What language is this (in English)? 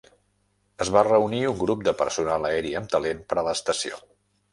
Catalan